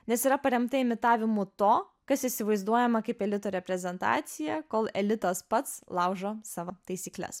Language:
Lithuanian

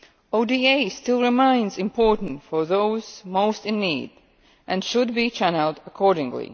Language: English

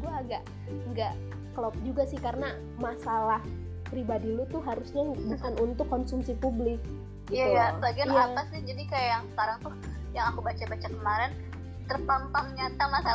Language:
Indonesian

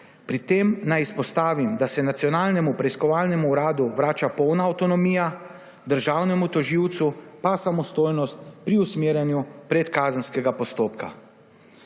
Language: Slovenian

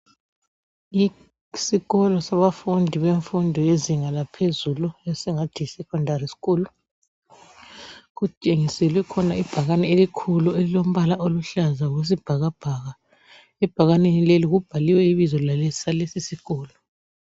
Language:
North Ndebele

